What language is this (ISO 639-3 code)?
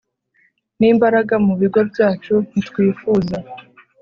kin